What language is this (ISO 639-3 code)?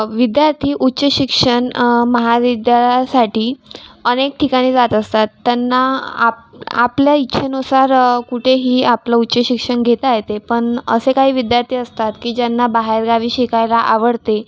mar